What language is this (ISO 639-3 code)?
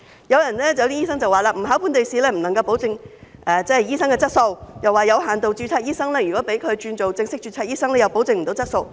yue